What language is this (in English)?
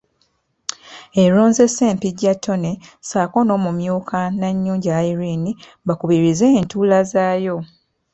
Ganda